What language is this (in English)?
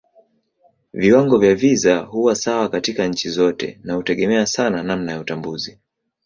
Swahili